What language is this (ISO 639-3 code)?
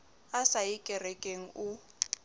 sot